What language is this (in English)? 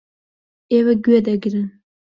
Central Kurdish